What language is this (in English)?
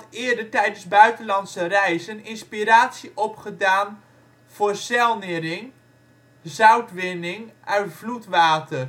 Dutch